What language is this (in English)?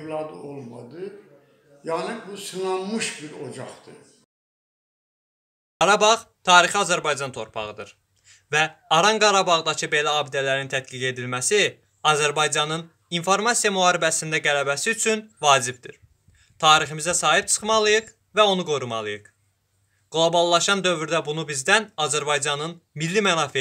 Turkish